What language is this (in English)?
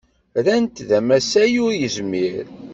Kabyle